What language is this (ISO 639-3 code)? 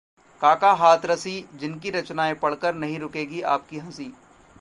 hin